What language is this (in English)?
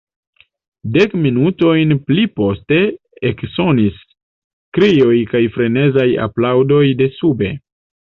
Esperanto